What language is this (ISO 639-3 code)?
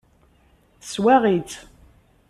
kab